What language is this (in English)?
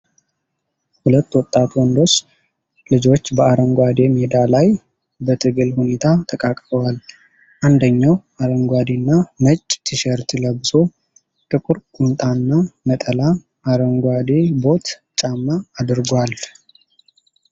Amharic